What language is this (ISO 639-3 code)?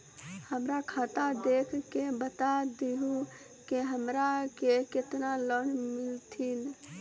mai